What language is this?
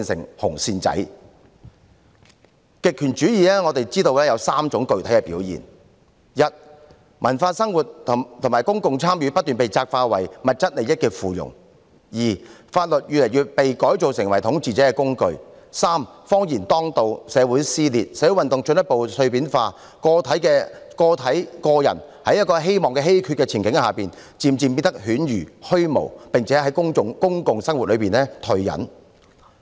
Cantonese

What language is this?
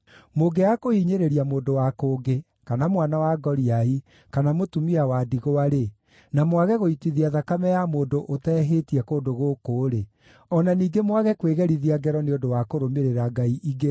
Kikuyu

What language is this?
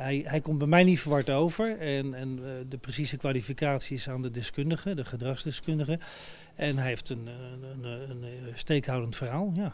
Dutch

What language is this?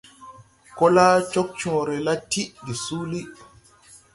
Tupuri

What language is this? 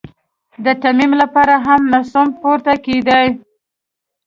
Pashto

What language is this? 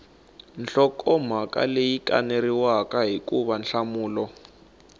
Tsonga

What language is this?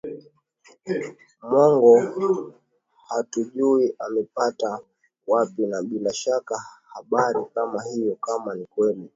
Swahili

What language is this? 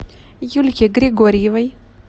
Russian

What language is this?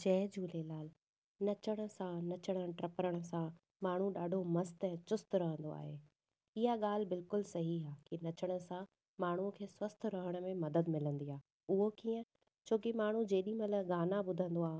Sindhi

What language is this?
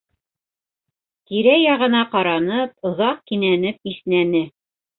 Bashkir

